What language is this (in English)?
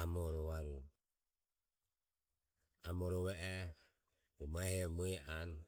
Ömie